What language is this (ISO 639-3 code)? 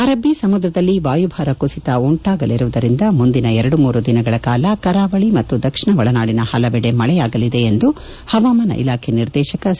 kan